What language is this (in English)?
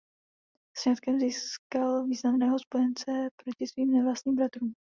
Czech